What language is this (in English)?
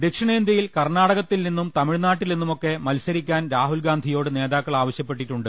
Malayalam